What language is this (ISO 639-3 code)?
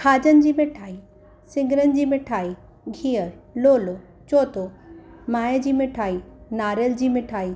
snd